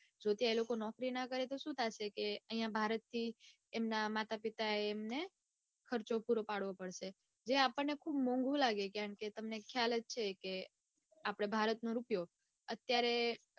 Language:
Gujarati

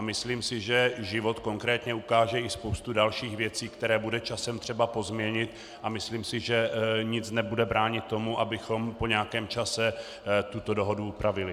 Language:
Czech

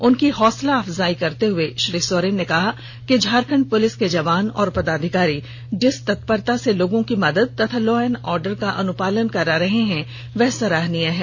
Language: Hindi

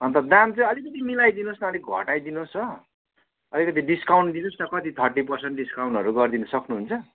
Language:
Nepali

